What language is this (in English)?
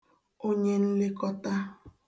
Igbo